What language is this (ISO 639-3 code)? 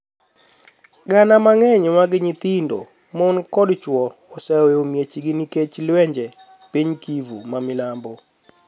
luo